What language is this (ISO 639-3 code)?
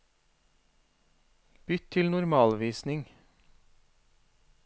nor